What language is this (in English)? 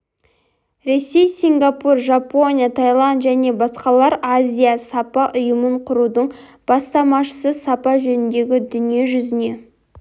Kazakh